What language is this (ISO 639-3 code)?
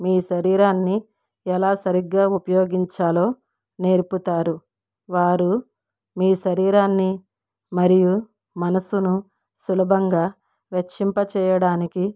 tel